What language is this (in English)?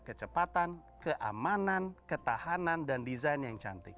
Indonesian